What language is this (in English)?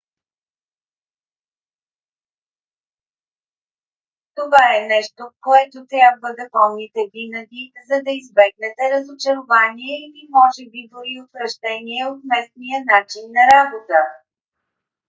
Bulgarian